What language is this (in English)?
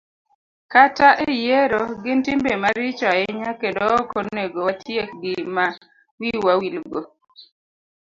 Luo (Kenya and Tanzania)